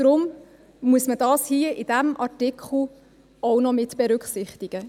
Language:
Swiss German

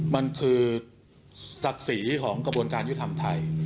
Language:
Thai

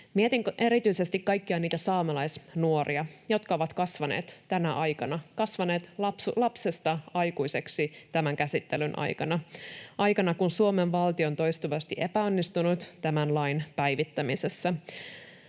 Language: Finnish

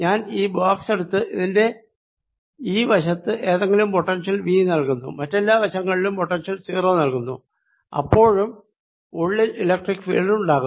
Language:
Malayalam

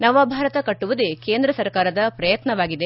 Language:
Kannada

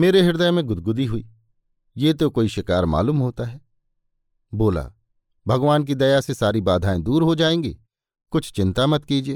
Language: Hindi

